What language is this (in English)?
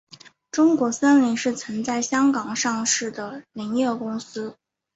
Chinese